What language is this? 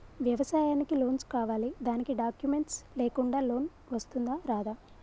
Telugu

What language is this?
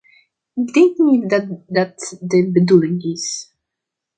Dutch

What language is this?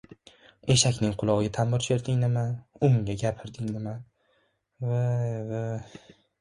Uzbek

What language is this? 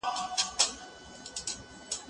Pashto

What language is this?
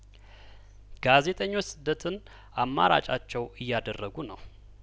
Amharic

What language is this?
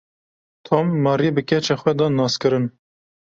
Kurdish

